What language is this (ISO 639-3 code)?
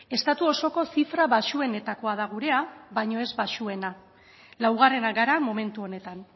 eus